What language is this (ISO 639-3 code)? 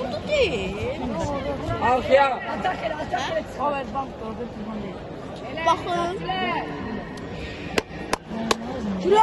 tur